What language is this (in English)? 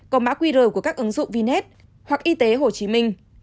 Vietnamese